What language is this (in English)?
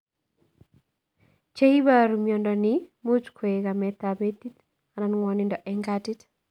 Kalenjin